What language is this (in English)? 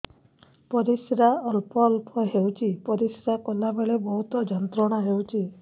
Odia